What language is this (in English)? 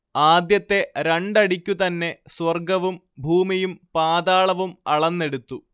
Malayalam